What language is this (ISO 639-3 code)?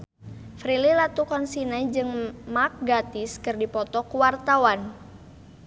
sun